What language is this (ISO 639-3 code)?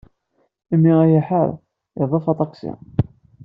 kab